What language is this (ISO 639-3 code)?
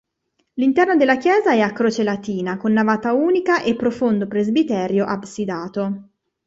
ita